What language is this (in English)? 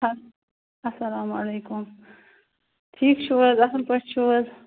Kashmiri